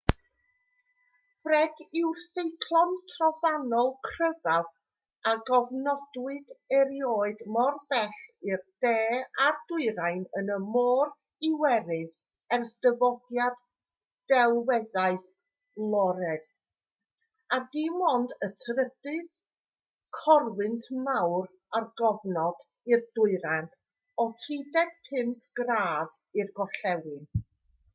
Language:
Welsh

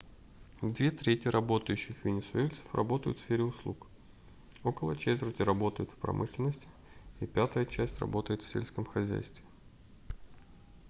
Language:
Russian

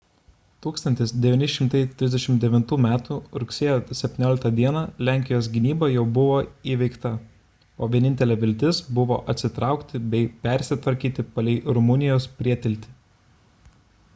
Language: Lithuanian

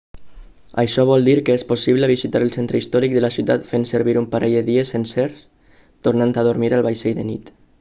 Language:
Catalan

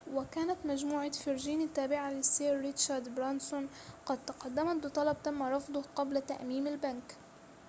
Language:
Arabic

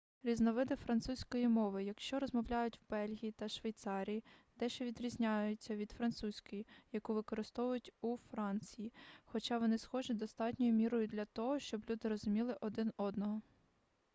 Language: Ukrainian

